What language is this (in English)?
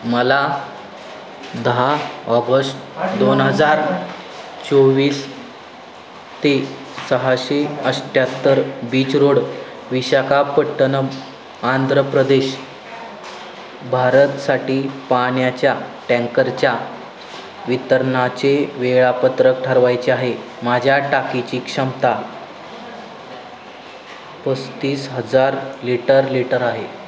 Marathi